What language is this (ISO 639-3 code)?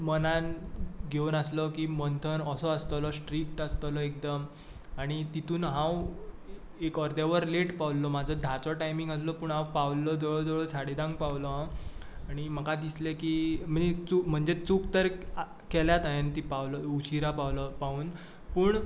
kok